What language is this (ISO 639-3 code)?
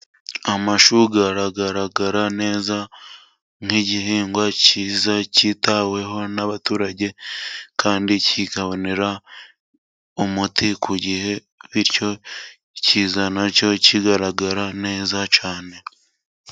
kin